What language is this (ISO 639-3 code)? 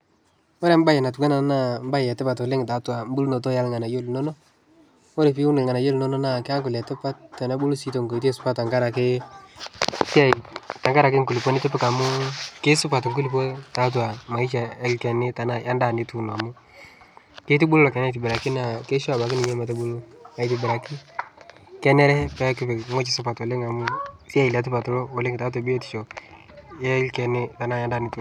mas